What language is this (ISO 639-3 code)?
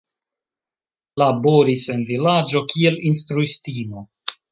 epo